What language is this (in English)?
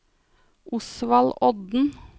Norwegian